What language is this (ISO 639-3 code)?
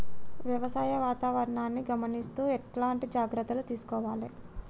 tel